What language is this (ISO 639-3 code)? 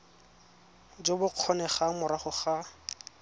tsn